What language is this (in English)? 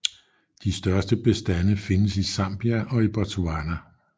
Danish